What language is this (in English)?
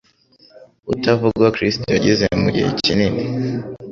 Kinyarwanda